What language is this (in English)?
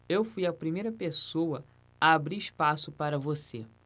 Portuguese